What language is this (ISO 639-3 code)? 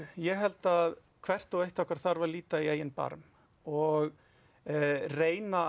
isl